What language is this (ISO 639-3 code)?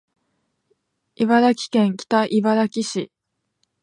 jpn